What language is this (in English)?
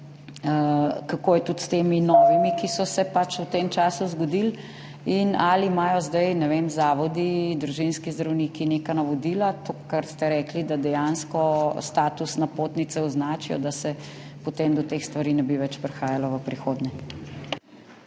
Slovenian